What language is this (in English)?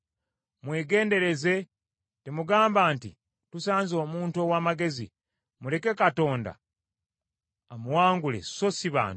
Ganda